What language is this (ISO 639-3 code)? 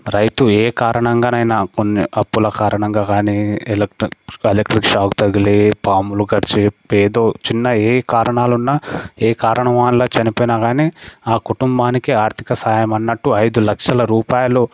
tel